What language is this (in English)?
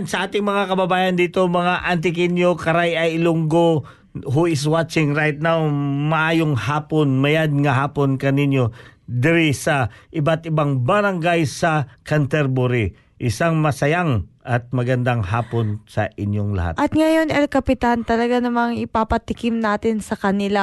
Filipino